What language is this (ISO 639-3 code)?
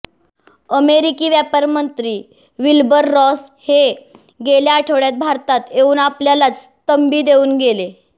mar